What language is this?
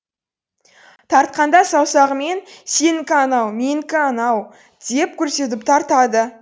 Kazakh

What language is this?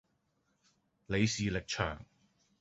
Cantonese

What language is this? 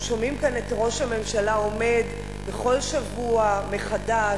Hebrew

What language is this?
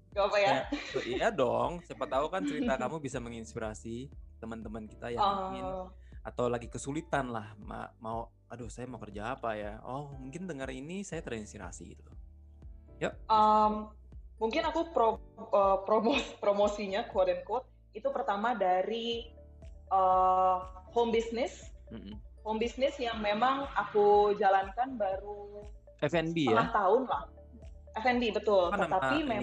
Indonesian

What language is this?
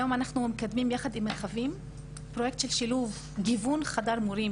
Hebrew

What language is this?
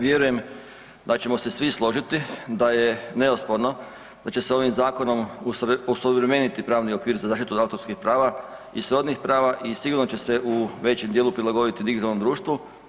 Croatian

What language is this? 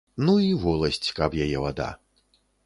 Belarusian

